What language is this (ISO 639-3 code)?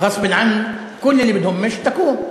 heb